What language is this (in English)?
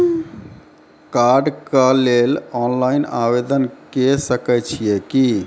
Maithili